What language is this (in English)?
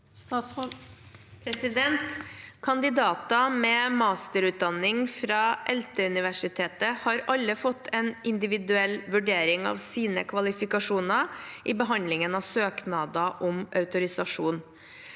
Norwegian